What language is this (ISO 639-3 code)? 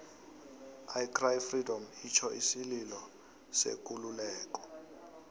nbl